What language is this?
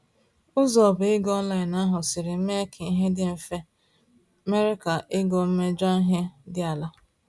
Igbo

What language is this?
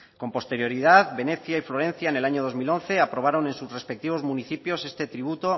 Spanish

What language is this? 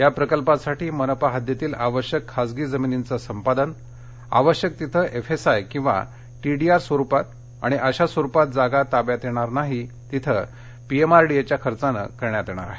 Marathi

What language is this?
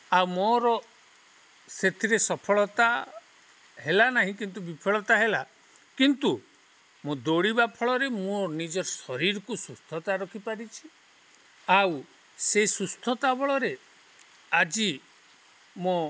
Odia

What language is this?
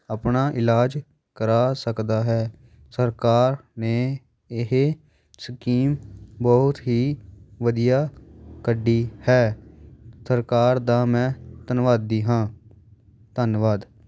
Punjabi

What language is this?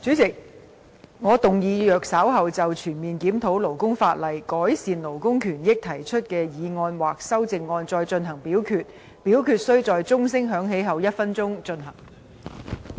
Cantonese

